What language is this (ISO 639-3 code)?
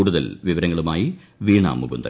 mal